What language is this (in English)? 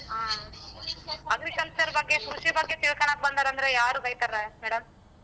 Kannada